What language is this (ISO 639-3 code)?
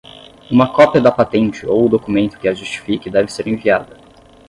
por